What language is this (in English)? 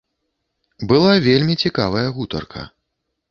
Belarusian